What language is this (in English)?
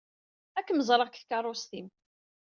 Kabyle